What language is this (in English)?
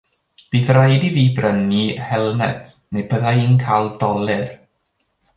Welsh